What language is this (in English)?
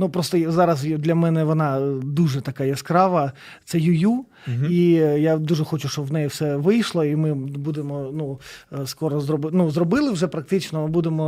Ukrainian